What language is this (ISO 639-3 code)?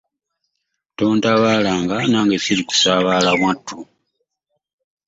lug